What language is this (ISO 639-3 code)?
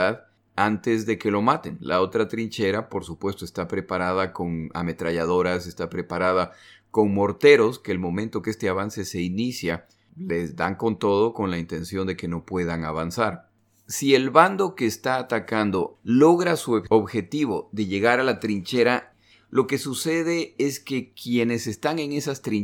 spa